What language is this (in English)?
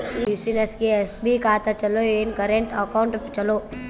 Kannada